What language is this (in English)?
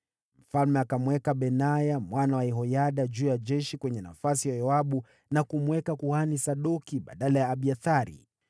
Swahili